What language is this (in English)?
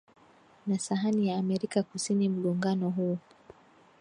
Swahili